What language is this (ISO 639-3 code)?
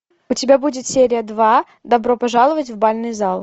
rus